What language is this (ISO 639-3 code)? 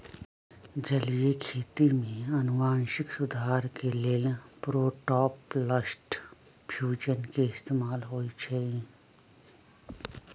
mag